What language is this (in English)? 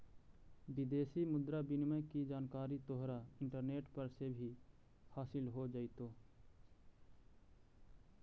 Magahi